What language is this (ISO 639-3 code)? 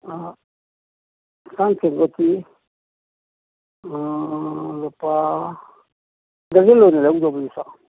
mni